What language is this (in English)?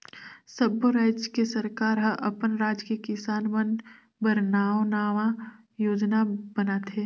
Chhattisgarhi